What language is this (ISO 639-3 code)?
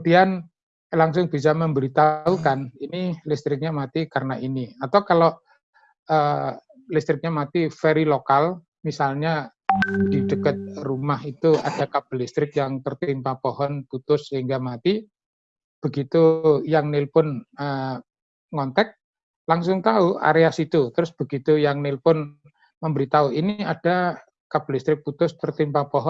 ind